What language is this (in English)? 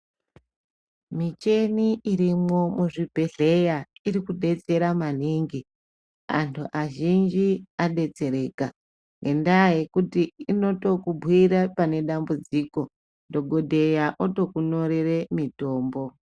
Ndau